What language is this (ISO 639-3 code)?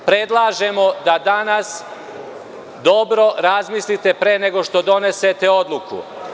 srp